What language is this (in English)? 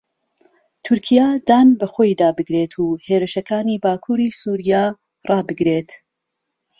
Central Kurdish